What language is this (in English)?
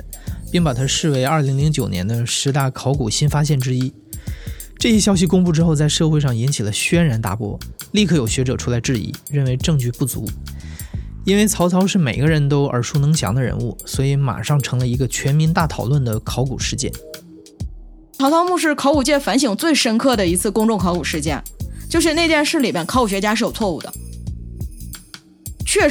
Chinese